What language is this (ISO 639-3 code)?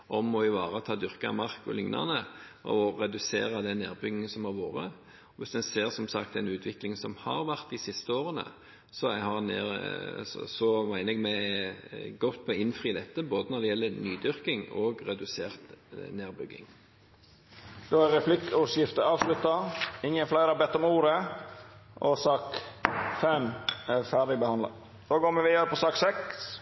nor